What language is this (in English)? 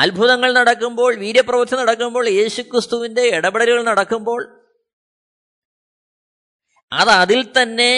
Malayalam